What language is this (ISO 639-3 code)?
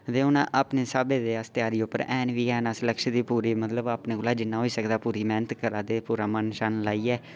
doi